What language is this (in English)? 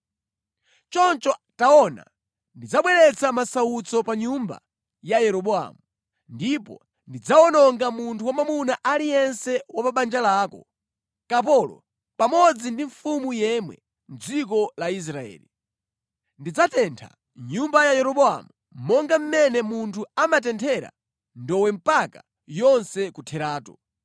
Nyanja